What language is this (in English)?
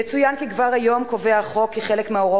Hebrew